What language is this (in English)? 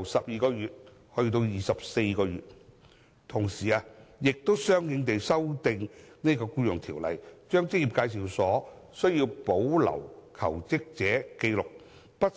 Cantonese